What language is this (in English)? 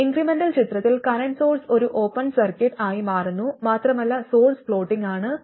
Malayalam